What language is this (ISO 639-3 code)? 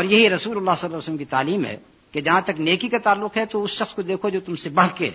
urd